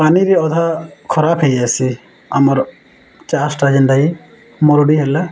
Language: Odia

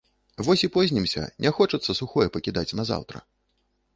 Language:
Belarusian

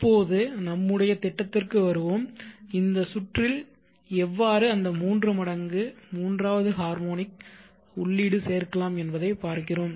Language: Tamil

